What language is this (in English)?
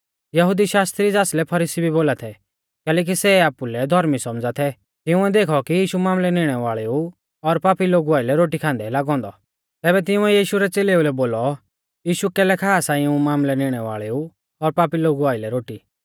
Mahasu Pahari